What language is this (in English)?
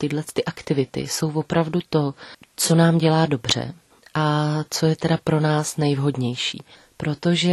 Czech